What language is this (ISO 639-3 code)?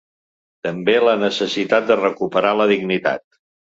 cat